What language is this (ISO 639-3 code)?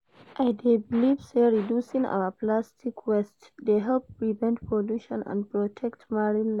pcm